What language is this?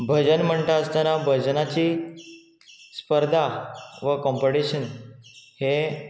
Konkani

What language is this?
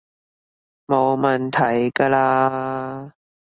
Cantonese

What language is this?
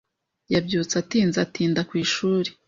Kinyarwanda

